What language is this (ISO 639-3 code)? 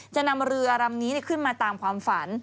tha